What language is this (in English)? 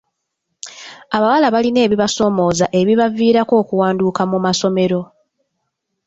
Ganda